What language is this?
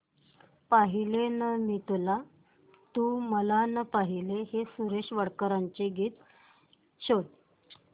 Marathi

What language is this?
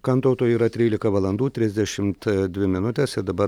Lithuanian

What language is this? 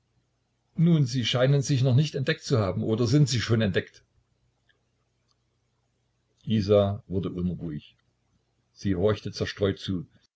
German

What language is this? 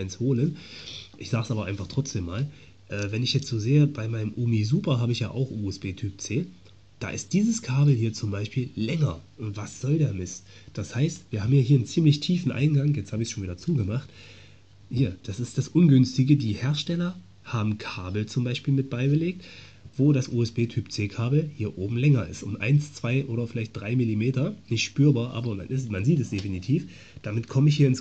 German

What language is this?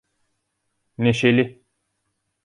Turkish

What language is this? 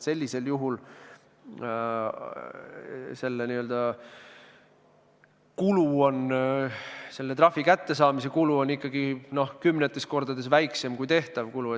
Estonian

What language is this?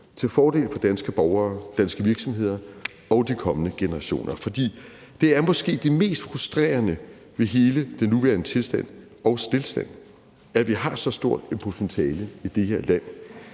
Danish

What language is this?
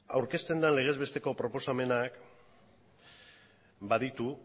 Basque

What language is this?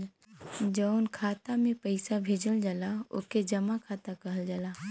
Bhojpuri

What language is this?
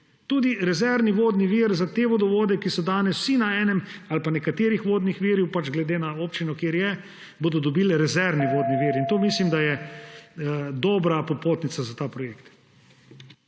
Slovenian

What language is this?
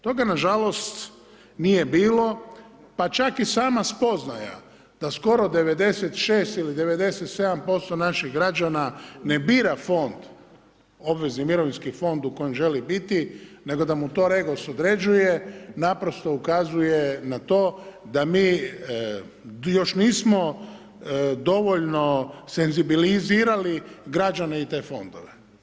Croatian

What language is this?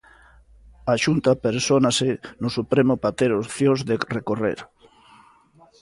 Galician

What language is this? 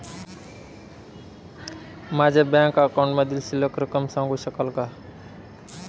Marathi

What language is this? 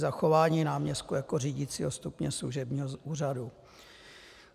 Czech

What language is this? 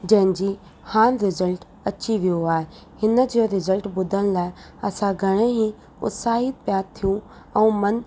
Sindhi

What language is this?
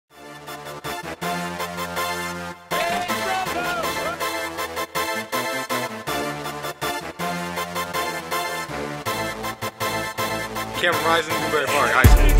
English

